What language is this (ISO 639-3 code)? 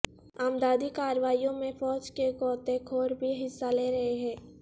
urd